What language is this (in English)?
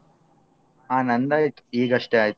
Kannada